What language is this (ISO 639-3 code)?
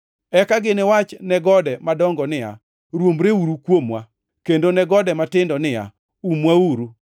luo